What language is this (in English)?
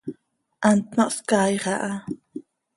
Seri